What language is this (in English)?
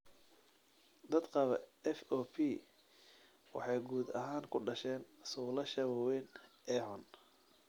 Somali